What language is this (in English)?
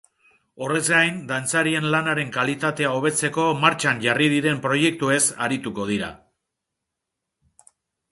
Basque